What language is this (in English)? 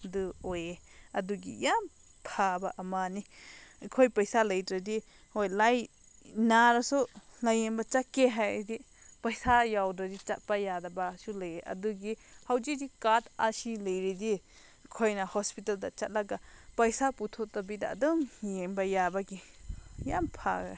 Manipuri